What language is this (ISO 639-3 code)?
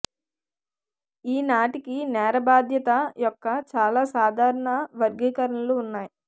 tel